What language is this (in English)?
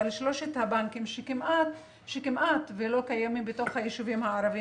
Hebrew